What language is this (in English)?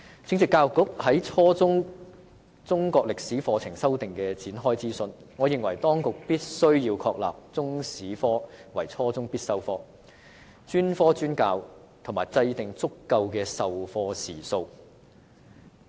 Cantonese